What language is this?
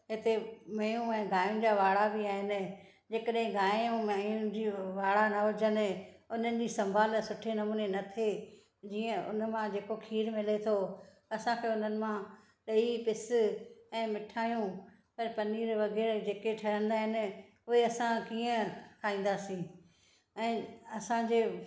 Sindhi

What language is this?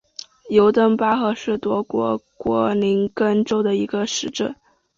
Chinese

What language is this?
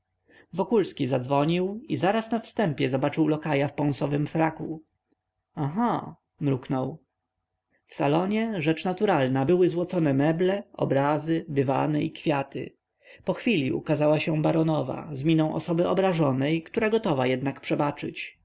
Polish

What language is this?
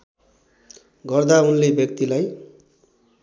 Nepali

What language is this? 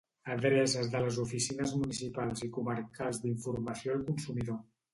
Catalan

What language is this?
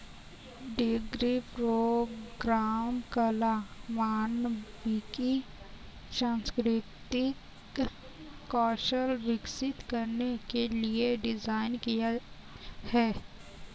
Hindi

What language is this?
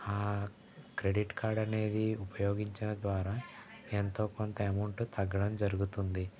Telugu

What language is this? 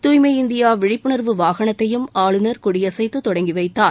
Tamil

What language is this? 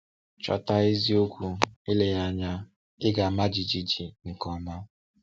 Igbo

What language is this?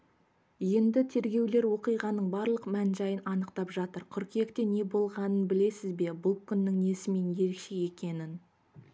Kazakh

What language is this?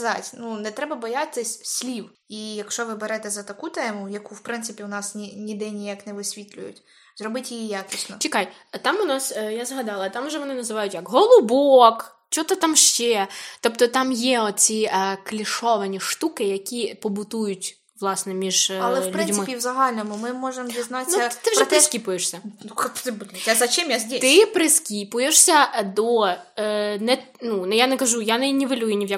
Ukrainian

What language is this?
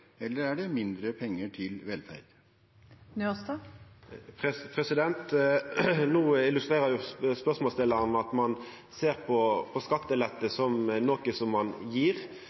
Norwegian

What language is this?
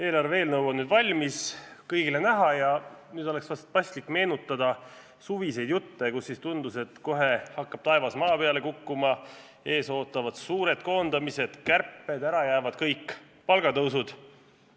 Estonian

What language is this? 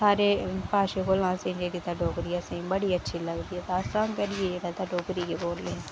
Dogri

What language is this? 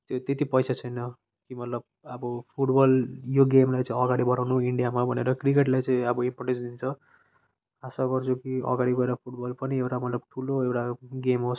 Nepali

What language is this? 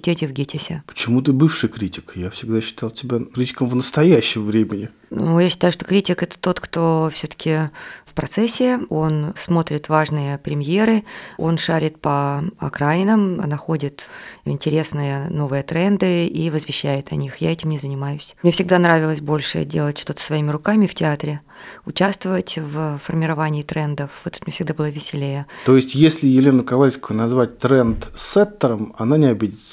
Russian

